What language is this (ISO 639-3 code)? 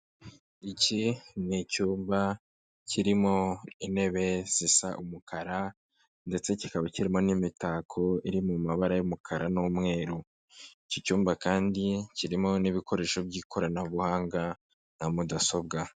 kin